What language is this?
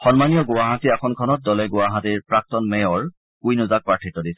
Assamese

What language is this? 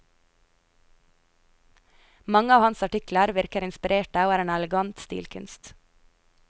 Norwegian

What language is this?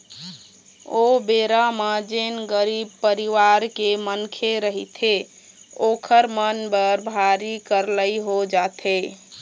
Chhattisgarhi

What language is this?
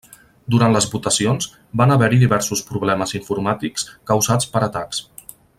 Catalan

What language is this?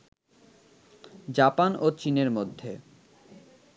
Bangla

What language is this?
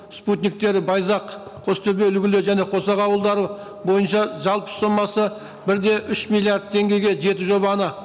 Kazakh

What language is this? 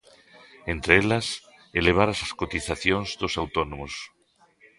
Galician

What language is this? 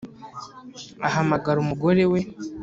Kinyarwanda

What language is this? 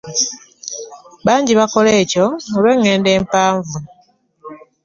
Ganda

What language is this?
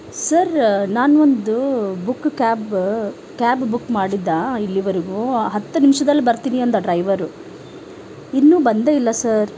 Kannada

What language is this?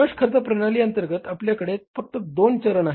Marathi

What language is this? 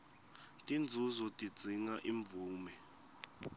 Swati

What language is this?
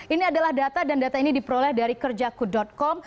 Indonesian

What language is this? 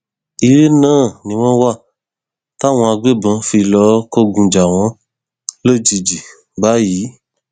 Yoruba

